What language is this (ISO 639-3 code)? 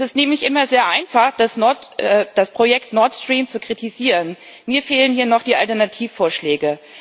deu